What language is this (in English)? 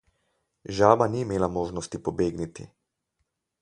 Slovenian